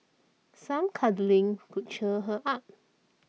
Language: English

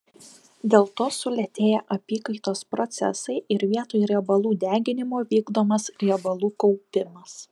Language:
Lithuanian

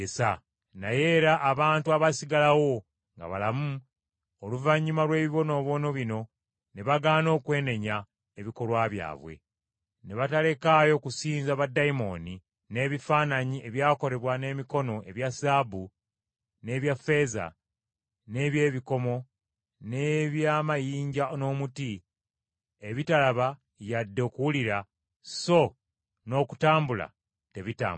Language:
Ganda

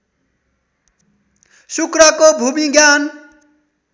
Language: Nepali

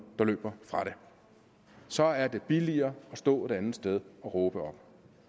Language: Danish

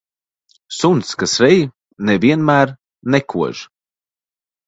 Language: Latvian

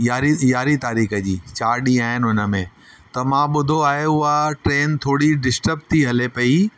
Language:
Sindhi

